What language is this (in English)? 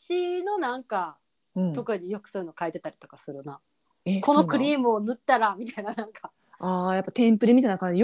Japanese